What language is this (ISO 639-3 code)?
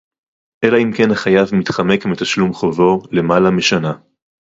heb